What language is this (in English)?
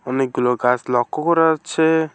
Bangla